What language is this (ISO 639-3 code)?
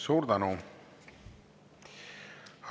est